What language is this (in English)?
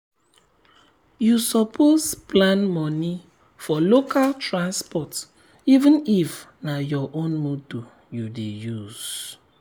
Nigerian Pidgin